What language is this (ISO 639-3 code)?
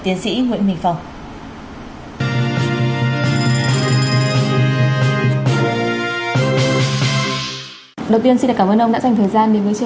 vie